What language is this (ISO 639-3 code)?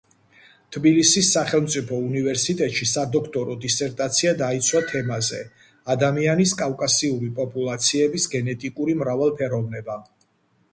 kat